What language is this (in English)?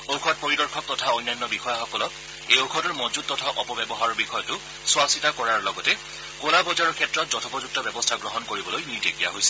Assamese